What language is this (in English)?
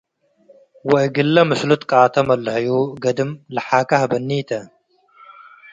Tigre